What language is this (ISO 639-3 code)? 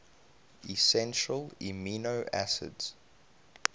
eng